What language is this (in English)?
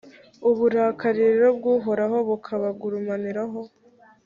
Kinyarwanda